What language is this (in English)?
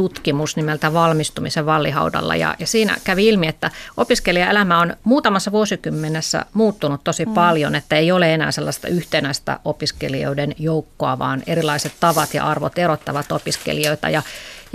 Finnish